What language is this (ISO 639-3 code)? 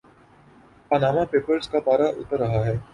urd